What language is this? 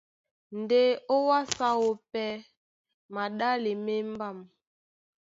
Duala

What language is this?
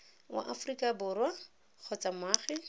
Tswana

